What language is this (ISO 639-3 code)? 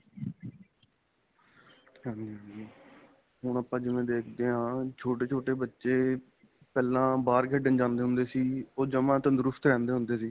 pan